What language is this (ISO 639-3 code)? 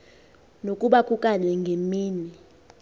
xho